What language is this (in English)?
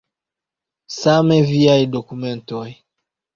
Esperanto